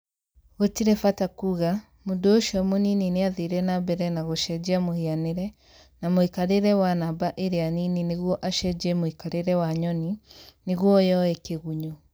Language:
Kikuyu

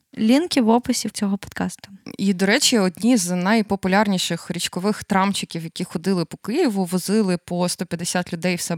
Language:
Ukrainian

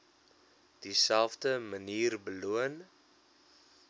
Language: Afrikaans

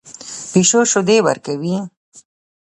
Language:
Pashto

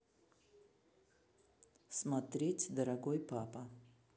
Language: Russian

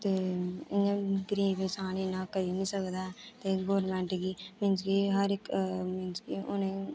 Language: Dogri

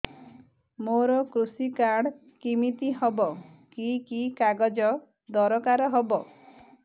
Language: Odia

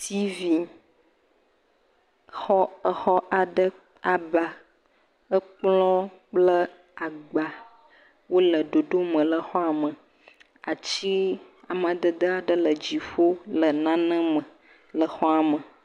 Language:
Ewe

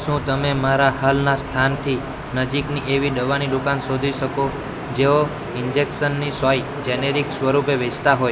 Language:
Gujarati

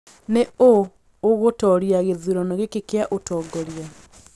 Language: Kikuyu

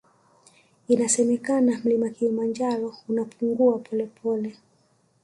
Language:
Swahili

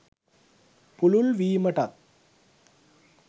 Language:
Sinhala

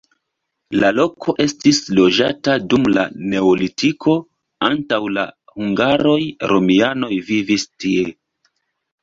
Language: Esperanto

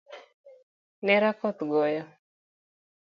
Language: Luo (Kenya and Tanzania)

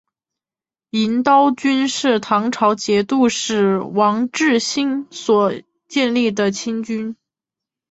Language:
Chinese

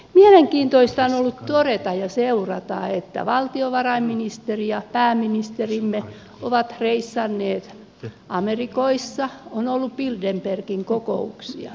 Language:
Finnish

